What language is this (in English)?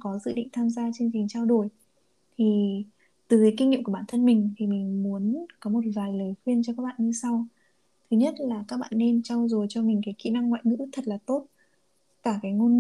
Vietnamese